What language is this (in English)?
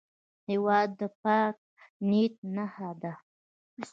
Pashto